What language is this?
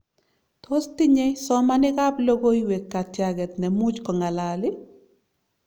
Kalenjin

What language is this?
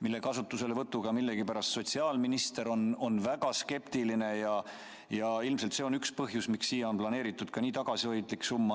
Estonian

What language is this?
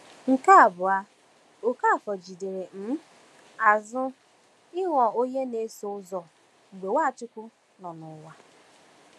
Igbo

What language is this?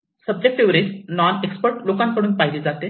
Marathi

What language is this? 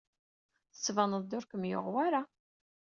Kabyle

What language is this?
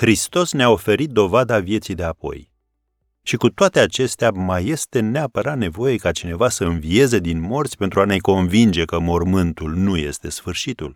Romanian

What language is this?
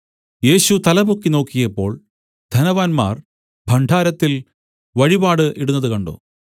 Malayalam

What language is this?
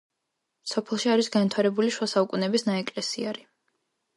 Georgian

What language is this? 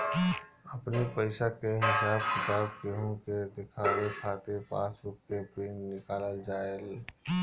Bhojpuri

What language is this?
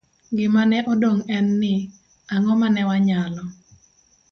Luo (Kenya and Tanzania)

